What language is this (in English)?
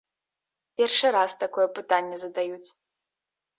Belarusian